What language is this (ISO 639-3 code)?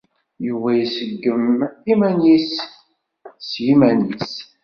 kab